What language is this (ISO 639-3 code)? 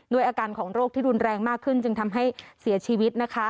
tha